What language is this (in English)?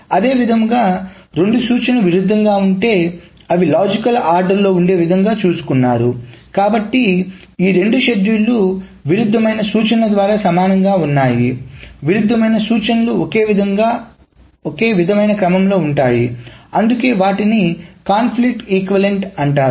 Telugu